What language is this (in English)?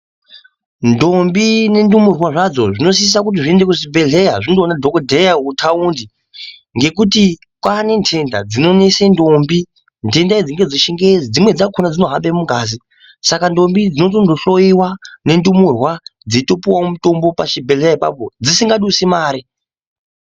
Ndau